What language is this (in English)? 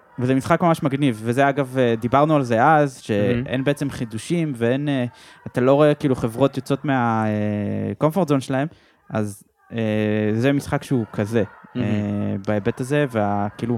Hebrew